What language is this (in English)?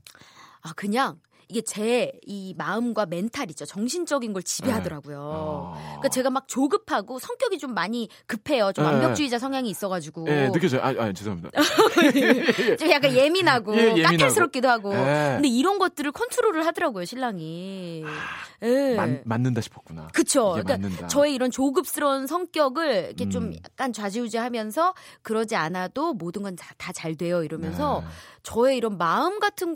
Korean